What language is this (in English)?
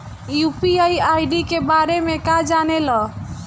Bhojpuri